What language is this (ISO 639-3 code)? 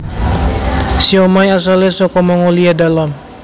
jav